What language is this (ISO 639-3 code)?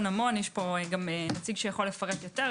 heb